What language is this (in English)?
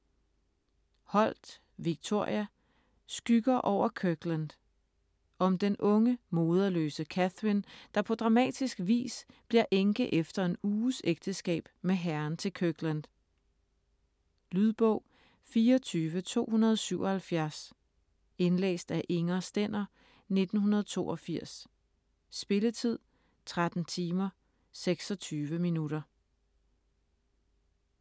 Danish